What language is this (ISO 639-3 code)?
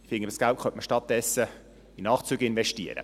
gsw